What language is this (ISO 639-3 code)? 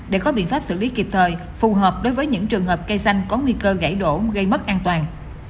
vie